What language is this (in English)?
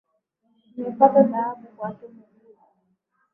Swahili